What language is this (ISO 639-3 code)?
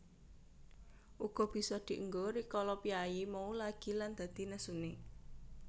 jav